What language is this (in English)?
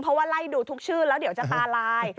Thai